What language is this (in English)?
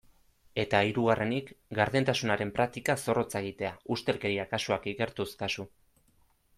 Basque